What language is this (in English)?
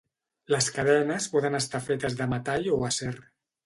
Catalan